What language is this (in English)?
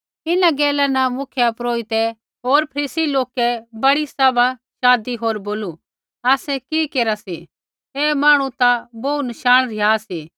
Kullu Pahari